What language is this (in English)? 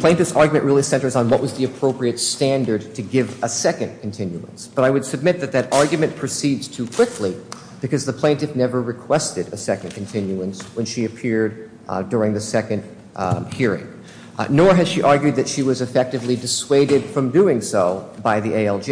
English